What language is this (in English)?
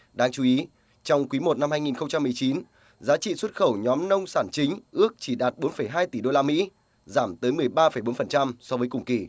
Vietnamese